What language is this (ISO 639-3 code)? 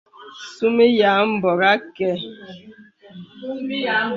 beb